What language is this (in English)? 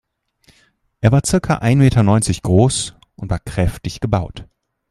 German